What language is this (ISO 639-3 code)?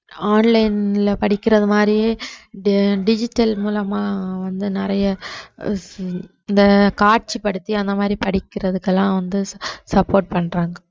tam